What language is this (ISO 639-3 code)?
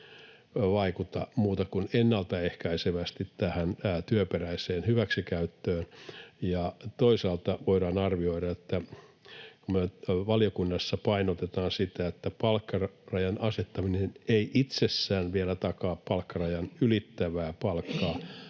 fin